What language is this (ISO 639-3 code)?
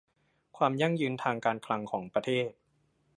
tha